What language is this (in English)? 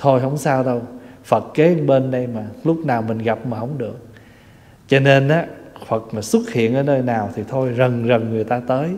Vietnamese